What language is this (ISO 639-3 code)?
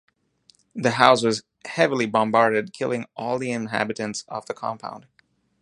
eng